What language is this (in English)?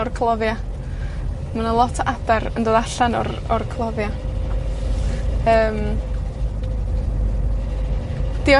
Welsh